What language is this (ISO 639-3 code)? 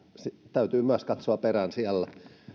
fin